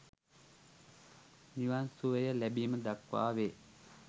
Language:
Sinhala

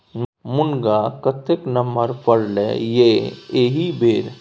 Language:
Maithili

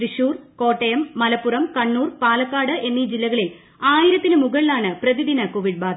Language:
Malayalam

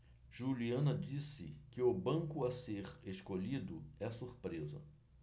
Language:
Portuguese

